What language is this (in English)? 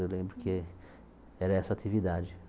Portuguese